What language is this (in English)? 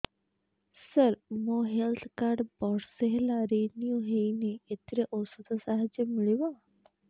Odia